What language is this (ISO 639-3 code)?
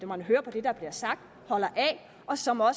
dan